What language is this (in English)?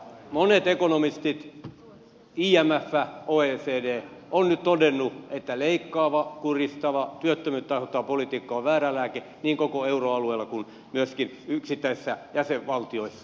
Finnish